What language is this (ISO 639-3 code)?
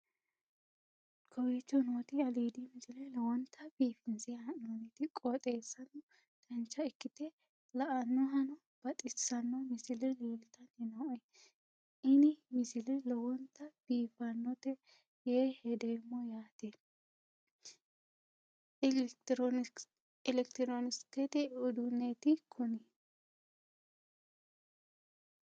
sid